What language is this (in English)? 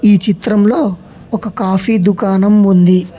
Telugu